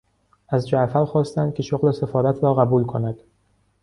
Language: Persian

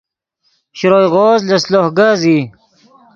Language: Yidgha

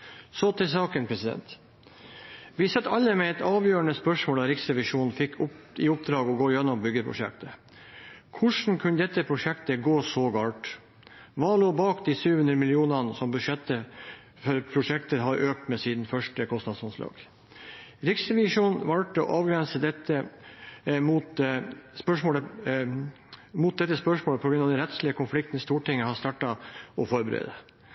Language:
Norwegian Bokmål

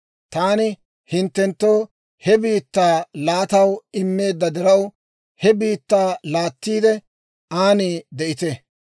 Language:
Dawro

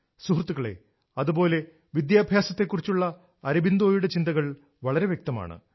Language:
Malayalam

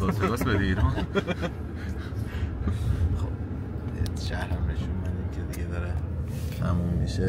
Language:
Persian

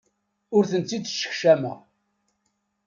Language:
Kabyle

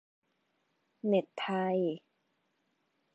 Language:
Thai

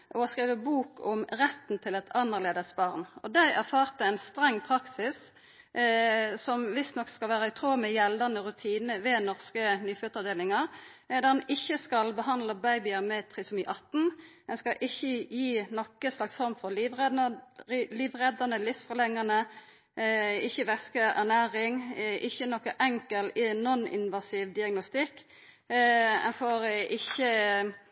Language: Norwegian Nynorsk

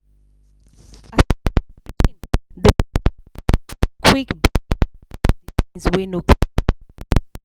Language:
Nigerian Pidgin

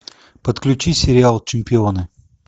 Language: Russian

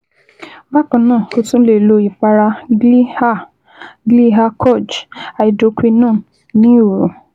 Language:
Yoruba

